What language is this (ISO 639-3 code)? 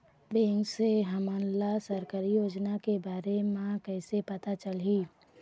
hne